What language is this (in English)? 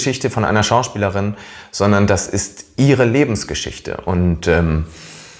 German